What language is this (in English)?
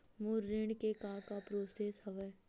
Chhattisgarhi